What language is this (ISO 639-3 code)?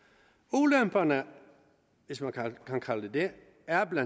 dan